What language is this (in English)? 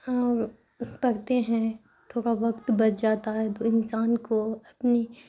Urdu